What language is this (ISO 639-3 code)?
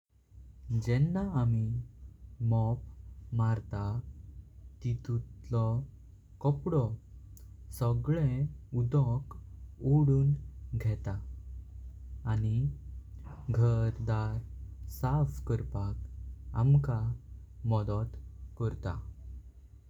kok